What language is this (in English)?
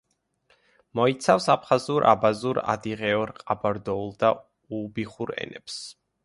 Georgian